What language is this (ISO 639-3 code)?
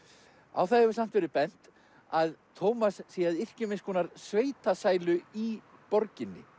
isl